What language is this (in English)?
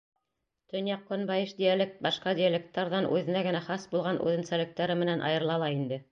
Bashkir